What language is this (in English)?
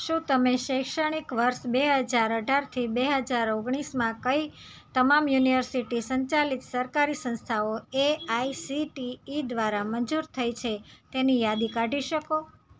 Gujarati